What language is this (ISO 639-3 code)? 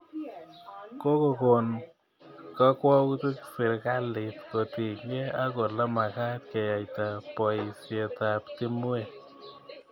kln